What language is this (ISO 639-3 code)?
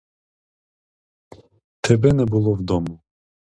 ukr